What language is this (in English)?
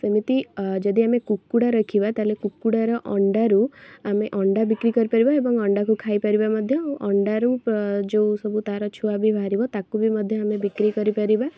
Odia